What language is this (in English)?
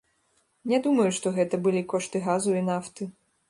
Belarusian